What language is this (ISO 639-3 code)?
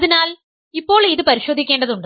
mal